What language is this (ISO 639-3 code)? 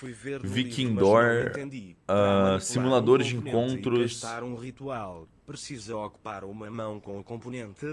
por